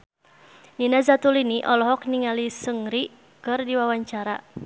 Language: Sundanese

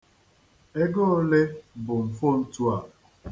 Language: Igbo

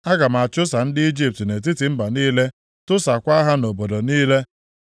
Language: Igbo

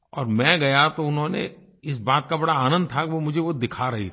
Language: Hindi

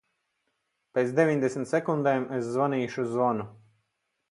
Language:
Latvian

